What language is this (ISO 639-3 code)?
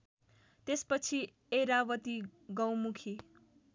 nep